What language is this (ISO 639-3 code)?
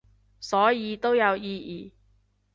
yue